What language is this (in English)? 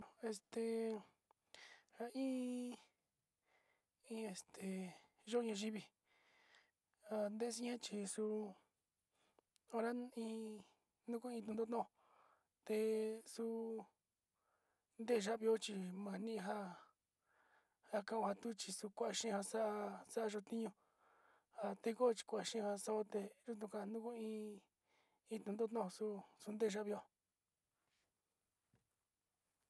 Sinicahua Mixtec